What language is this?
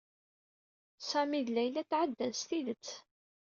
Kabyle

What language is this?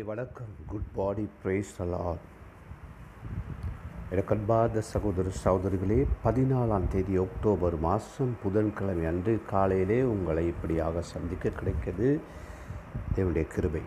Tamil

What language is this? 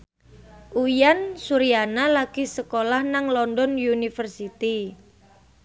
Javanese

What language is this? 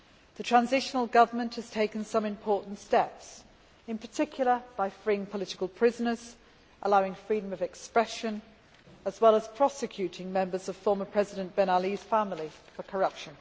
English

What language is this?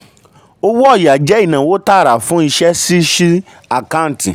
Yoruba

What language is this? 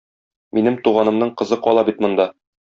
Tatar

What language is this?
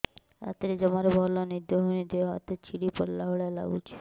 Odia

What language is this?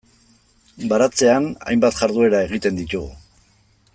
Basque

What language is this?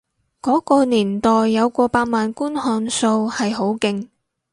Cantonese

